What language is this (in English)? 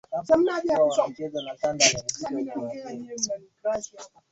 Swahili